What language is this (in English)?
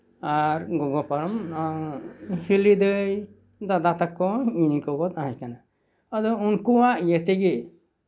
Santali